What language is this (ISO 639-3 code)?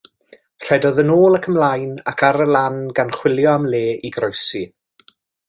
cym